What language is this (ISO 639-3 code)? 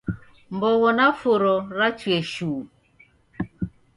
dav